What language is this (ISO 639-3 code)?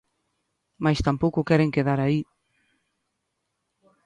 glg